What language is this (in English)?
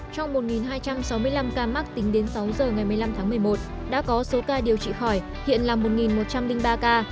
Vietnamese